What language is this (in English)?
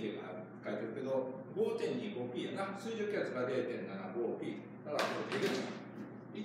Japanese